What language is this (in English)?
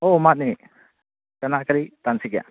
Manipuri